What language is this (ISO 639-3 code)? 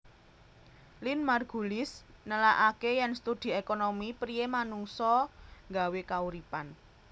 jav